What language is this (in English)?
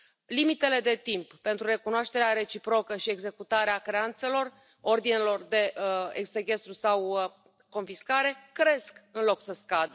Romanian